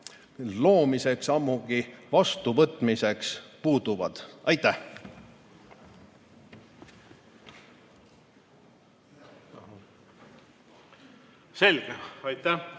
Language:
Estonian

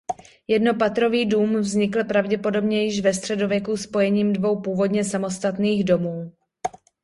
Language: Czech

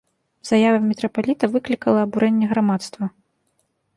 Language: Belarusian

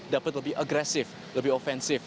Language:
Indonesian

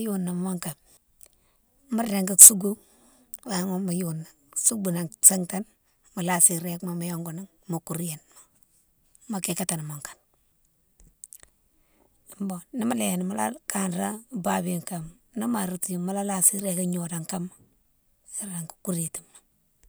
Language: Mansoanka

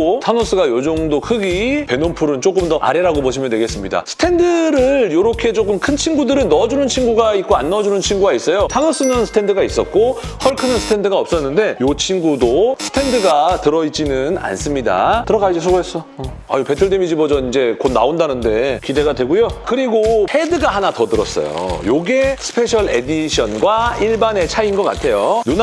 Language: Korean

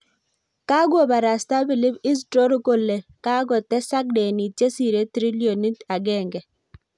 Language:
Kalenjin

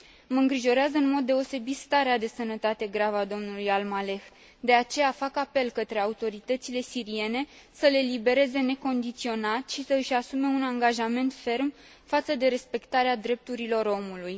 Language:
Romanian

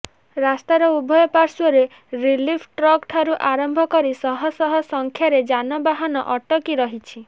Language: Odia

